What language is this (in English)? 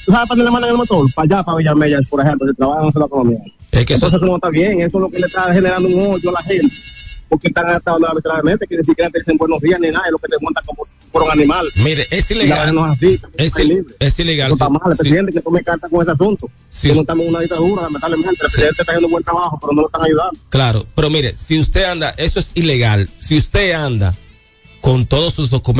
Spanish